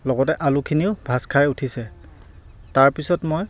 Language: Assamese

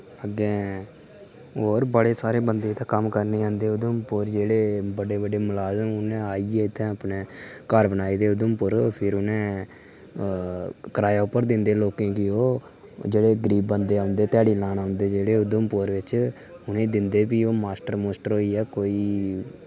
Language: Dogri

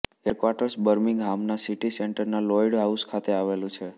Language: Gujarati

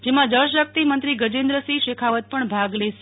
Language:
Gujarati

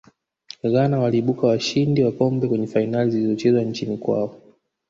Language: Swahili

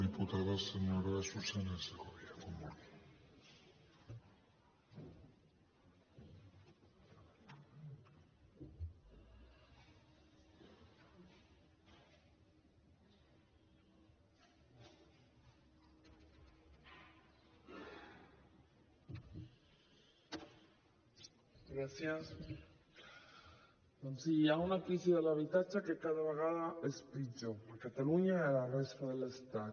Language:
Catalan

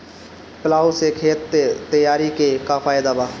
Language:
Bhojpuri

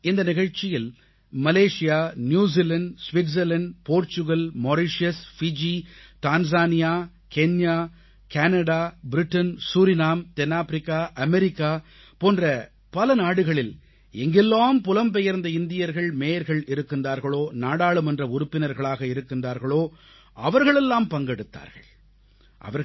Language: Tamil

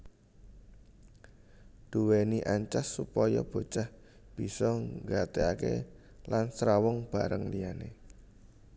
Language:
Javanese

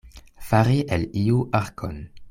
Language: Esperanto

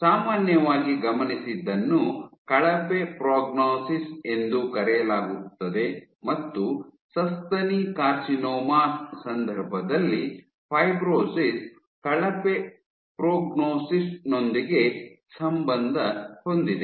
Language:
Kannada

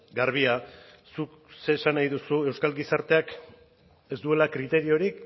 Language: Basque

